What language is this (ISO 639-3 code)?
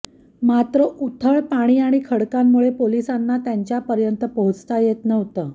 mar